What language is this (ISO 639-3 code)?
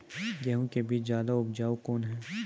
mai